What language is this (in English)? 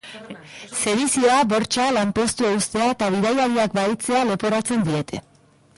Basque